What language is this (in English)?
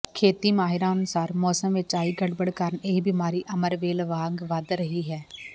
Punjabi